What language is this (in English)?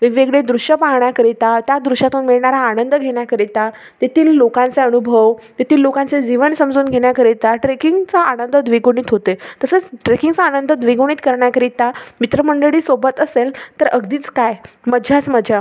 Marathi